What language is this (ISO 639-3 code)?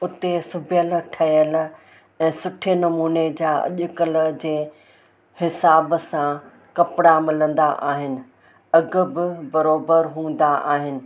snd